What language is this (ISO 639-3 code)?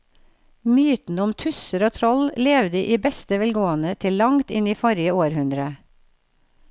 nor